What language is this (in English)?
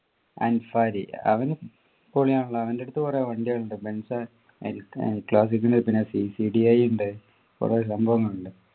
Malayalam